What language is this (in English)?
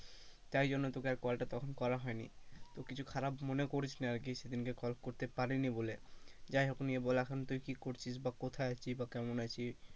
Bangla